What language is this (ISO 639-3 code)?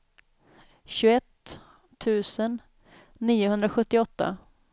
swe